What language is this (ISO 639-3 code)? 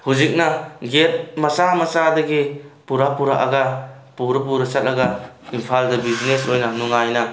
mni